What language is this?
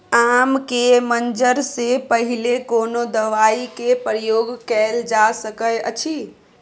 Maithili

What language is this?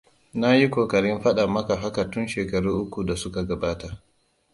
Hausa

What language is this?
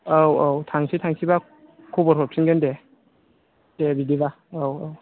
Bodo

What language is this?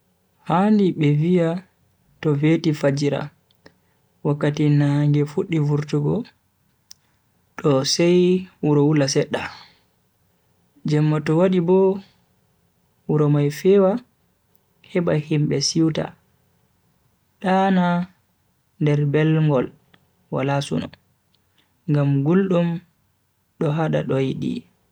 Bagirmi Fulfulde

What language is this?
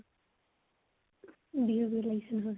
Assamese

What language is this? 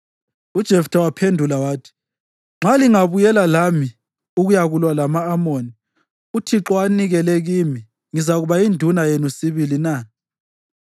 North Ndebele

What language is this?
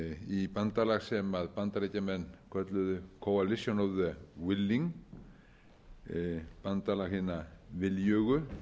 Icelandic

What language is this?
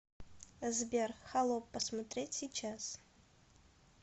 Russian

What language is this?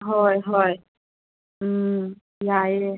Manipuri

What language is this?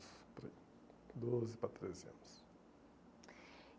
Portuguese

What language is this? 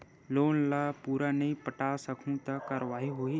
Chhattisgarhi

